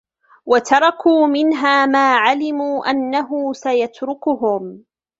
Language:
Arabic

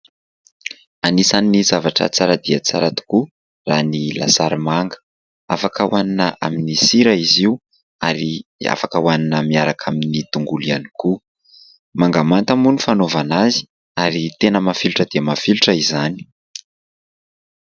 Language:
Malagasy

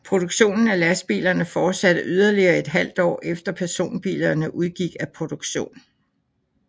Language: Danish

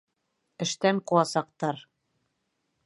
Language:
Bashkir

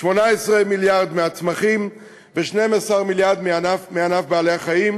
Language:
Hebrew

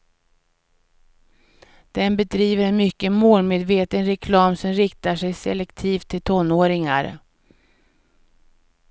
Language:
Swedish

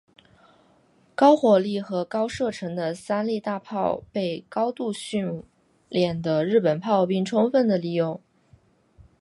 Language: Chinese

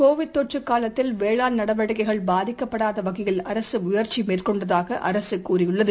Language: Tamil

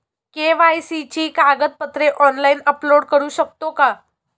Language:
Marathi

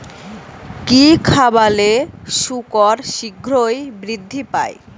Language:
Bangla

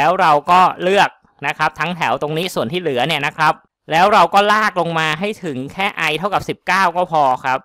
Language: Thai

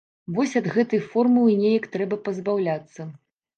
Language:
Belarusian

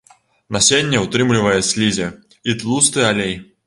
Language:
Belarusian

